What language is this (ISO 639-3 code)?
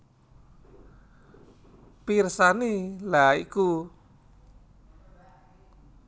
jav